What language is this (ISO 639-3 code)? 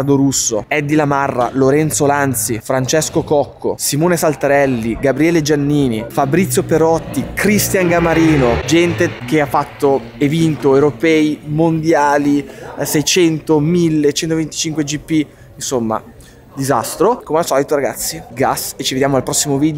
ita